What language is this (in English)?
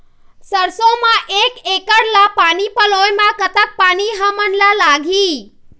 Chhattisgarhi